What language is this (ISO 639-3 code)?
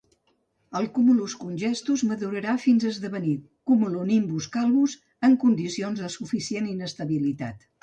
cat